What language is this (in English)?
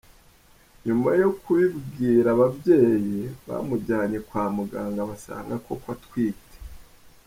Kinyarwanda